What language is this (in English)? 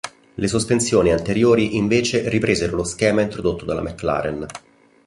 Italian